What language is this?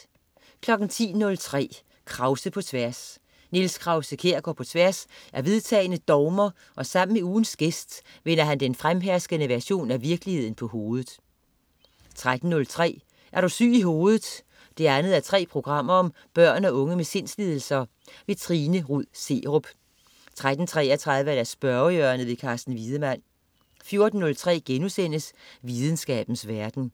Danish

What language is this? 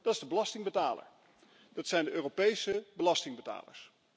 Dutch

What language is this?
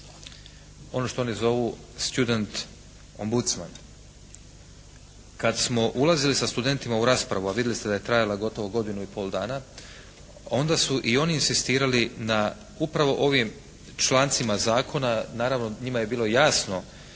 Croatian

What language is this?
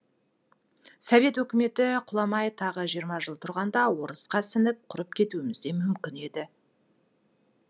Kazakh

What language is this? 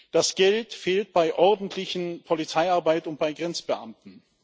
German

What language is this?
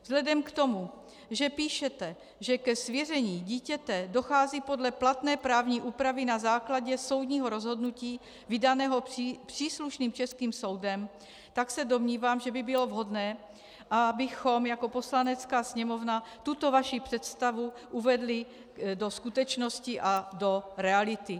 Czech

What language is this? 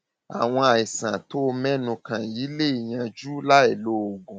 Yoruba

